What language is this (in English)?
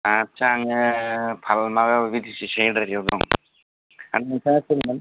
Bodo